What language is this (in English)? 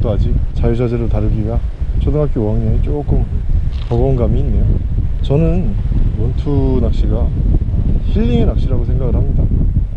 Korean